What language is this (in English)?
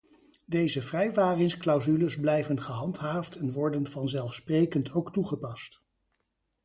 Dutch